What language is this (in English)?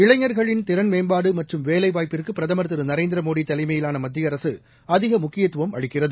Tamil